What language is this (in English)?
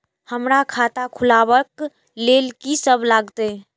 Maithili